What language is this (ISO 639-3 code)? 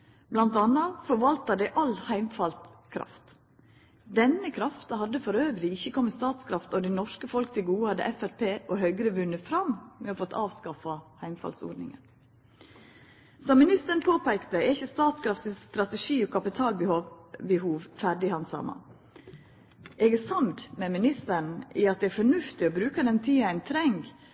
nno